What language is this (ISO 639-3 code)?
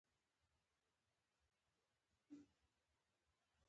pus